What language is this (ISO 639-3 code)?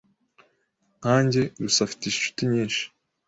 kin